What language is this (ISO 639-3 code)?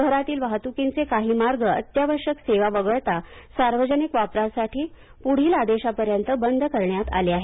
mar